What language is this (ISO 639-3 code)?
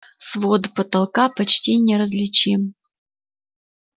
rus